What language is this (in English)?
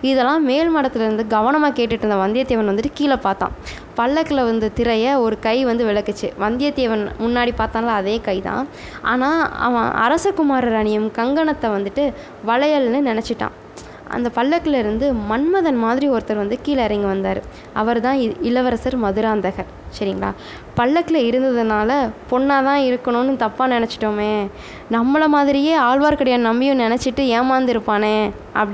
Tamil